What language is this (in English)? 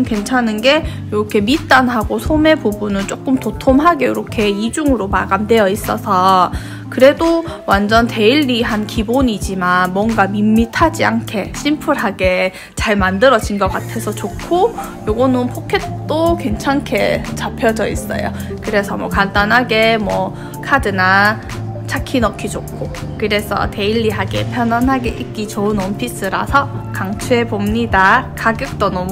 Korean